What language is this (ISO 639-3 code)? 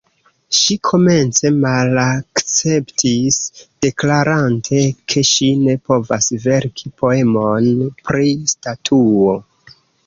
epo